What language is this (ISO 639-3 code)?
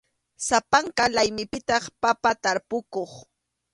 qxu